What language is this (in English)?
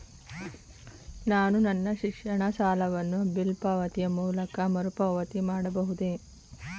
Kannada